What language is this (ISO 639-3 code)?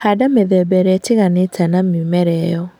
kik